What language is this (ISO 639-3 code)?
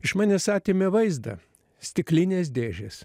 lit